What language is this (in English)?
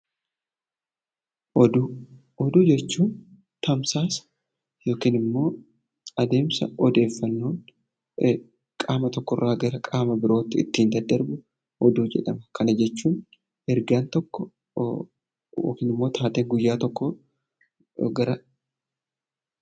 Oromo